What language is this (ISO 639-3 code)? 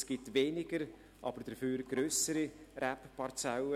gsw